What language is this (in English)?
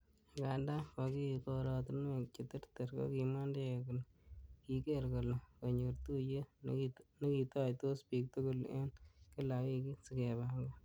Kalenjin